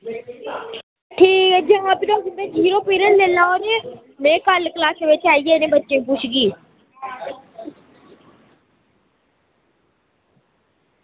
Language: Dogri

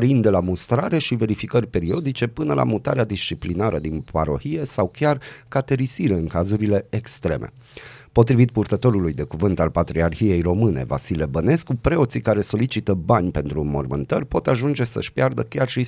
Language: Romanian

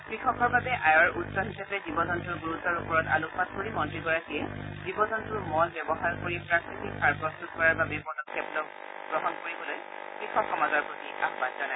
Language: Assamese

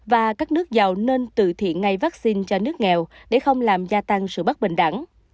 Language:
Vietnamese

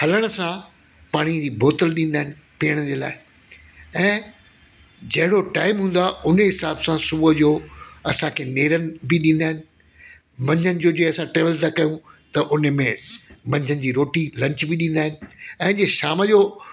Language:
Sindhi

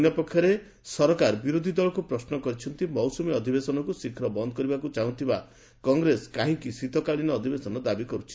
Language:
Odia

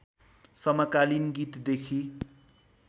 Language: Nepali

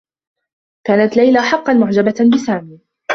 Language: Arabic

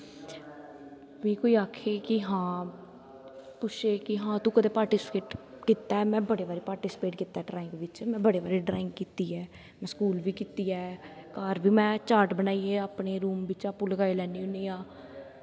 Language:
Dogri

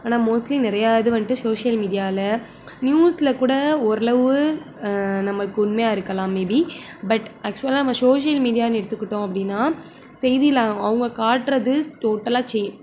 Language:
Tamil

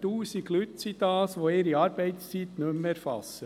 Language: Swiss German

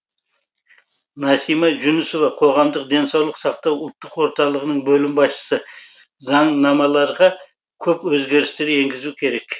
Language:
Kazakh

